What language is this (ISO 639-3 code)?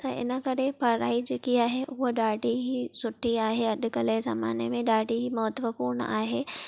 snd